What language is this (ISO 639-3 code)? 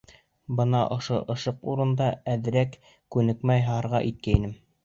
bak